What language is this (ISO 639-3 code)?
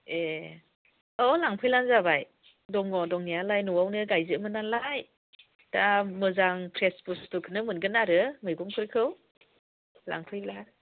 brx